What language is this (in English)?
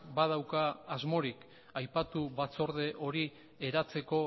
Basque